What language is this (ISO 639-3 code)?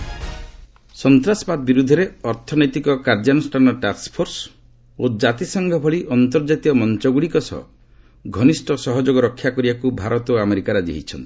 ori